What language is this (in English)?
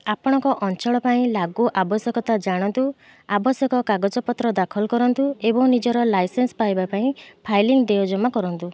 Odia